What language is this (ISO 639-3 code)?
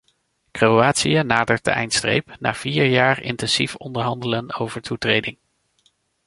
nld